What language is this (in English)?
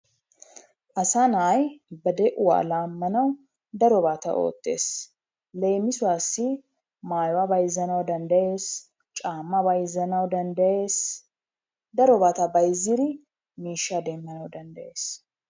Wolaytta